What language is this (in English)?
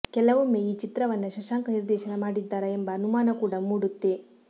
Kannada